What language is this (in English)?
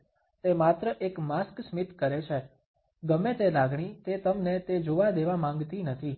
Gujarati